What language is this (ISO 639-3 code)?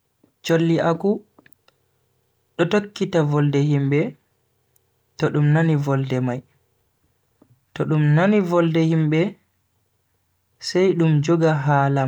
fui